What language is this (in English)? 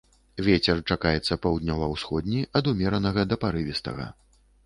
Belarusian